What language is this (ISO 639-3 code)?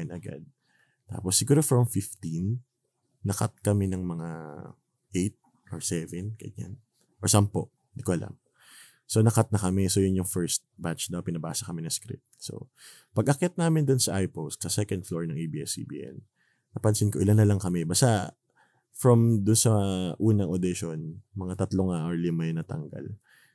fil